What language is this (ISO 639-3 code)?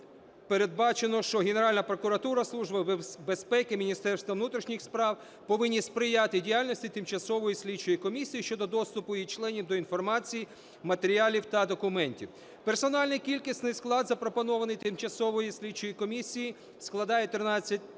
ukr